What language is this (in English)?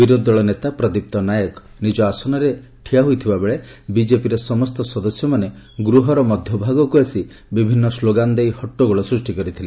Odia